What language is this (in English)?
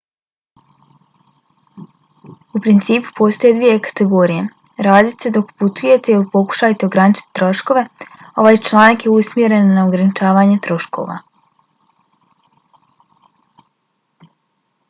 Bosnian